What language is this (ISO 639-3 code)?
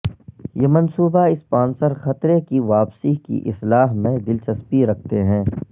urd